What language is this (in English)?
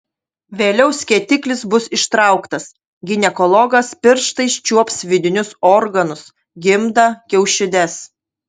Lithuanian